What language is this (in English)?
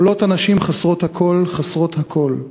Hebrew